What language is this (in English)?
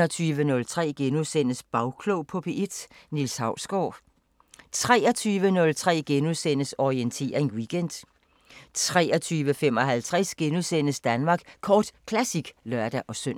Danish